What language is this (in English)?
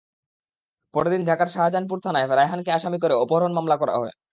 Bangla